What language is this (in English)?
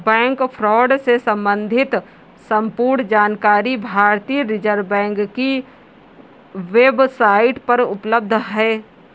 Hindi